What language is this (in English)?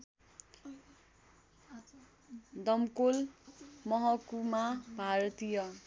Nepali